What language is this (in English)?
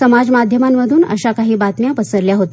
Marathi